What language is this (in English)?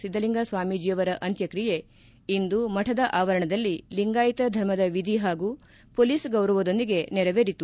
Kannada